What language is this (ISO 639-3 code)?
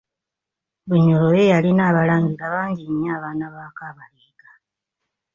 lug